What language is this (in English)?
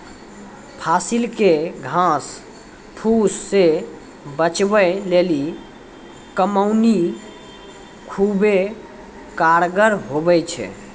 Maithili